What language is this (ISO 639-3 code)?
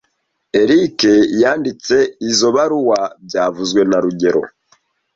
kin